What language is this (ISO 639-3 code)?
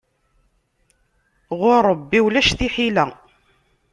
kab